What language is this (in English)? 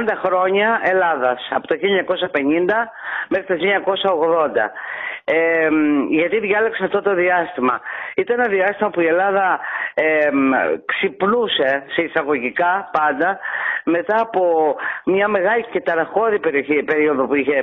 Greek